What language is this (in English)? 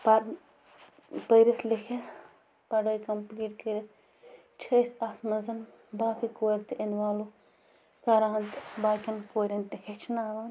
Kashmiri